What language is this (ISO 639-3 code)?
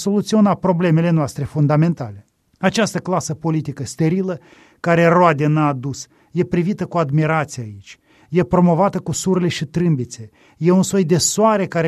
ron